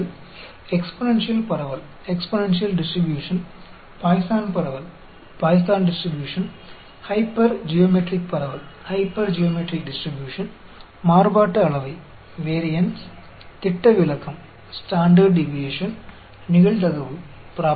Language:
Hindi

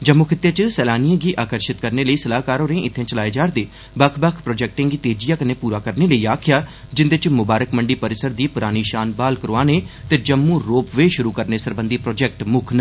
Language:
Dogri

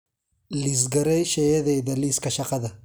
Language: Somali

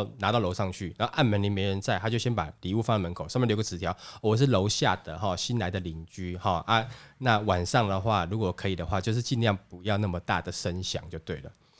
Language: Chinese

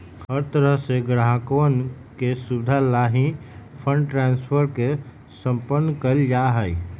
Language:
Magahi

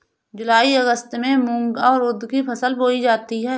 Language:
Hindi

